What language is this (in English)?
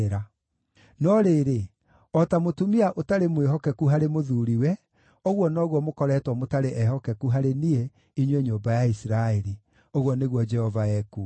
Kikuyu